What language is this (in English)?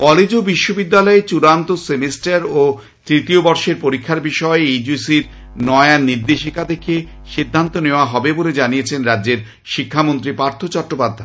Bangla